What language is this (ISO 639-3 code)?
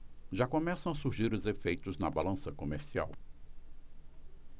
por